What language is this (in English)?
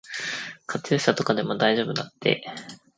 Japanese